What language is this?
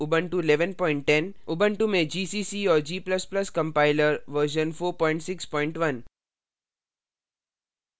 Hindi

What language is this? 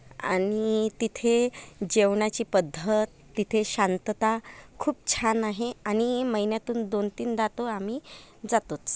Marathi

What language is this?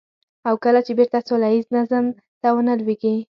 Pashto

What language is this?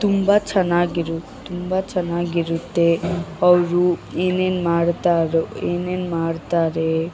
Kannada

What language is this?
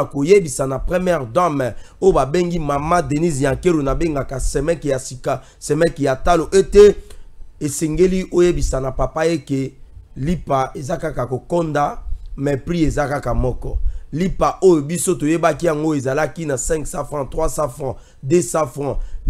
French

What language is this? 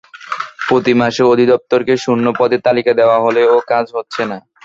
Bangla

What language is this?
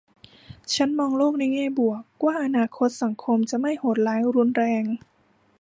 Thai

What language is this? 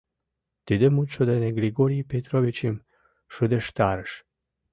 Mari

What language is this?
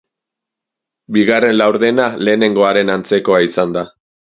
Basque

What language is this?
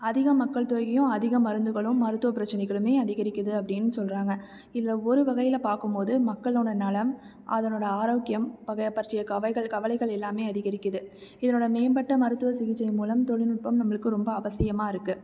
Tamil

